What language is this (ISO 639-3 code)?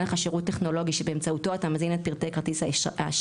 heb